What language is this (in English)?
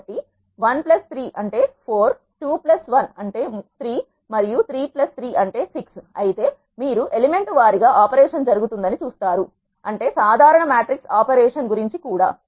Telugu